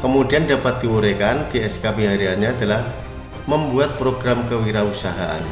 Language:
Indonesian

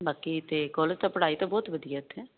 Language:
Punjabi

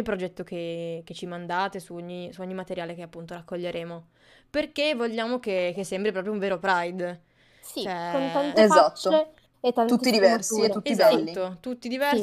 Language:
Italian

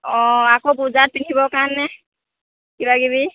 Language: Assamese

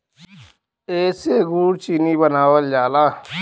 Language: Bhojpuri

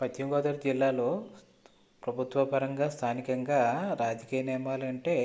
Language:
Telugu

